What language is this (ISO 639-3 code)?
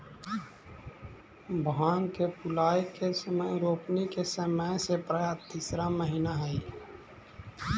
mag